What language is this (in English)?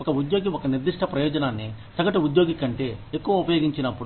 Telugu